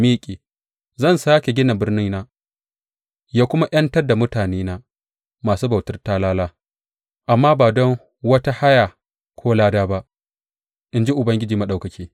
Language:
Hausa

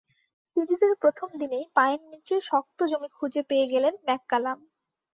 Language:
Bangla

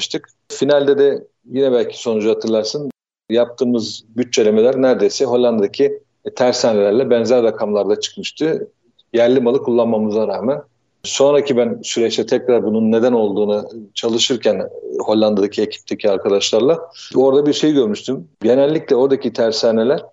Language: Turkish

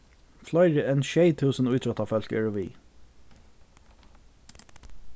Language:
Faroese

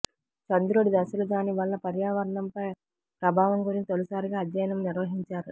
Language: Telugu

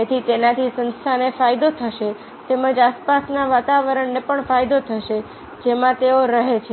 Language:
Gujarati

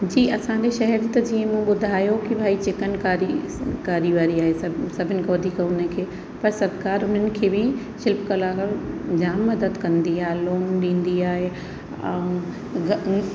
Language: Sindhi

